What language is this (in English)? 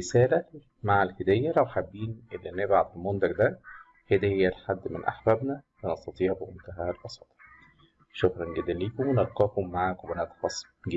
Arabic